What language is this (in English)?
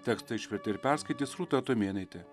Lithuanian